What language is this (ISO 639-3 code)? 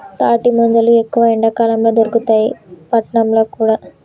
tel